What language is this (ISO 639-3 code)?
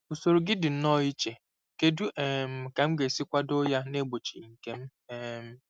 ibo